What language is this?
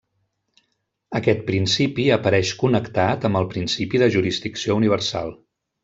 Catalan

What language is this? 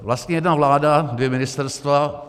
Czech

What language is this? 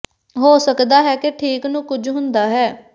Punjabi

